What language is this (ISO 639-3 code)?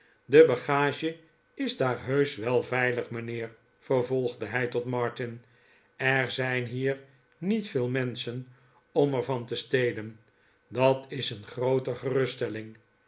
nld